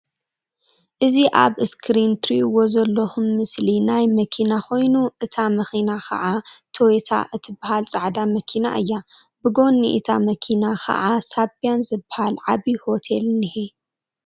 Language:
Tigrinya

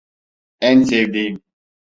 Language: Turkish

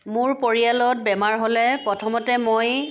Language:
Assamese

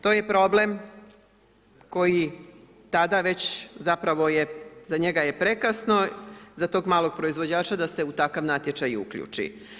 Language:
Croatian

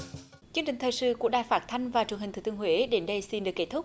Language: Vietnamese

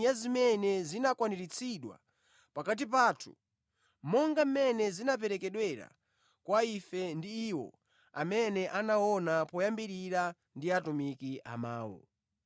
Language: Nyanja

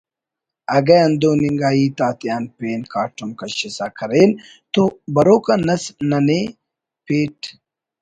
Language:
Brahui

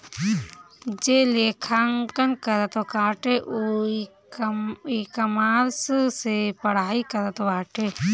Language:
Bhojpuri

